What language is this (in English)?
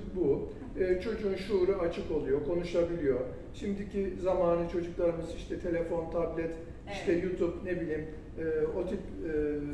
Turkish